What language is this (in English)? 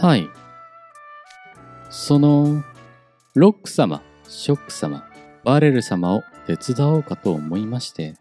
Japanese